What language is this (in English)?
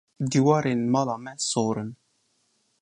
Kurdish